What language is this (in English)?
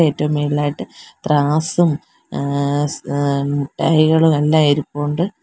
Malayalam